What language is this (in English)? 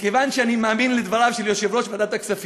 Hebrew